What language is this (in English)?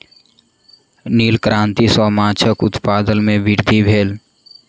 Maithili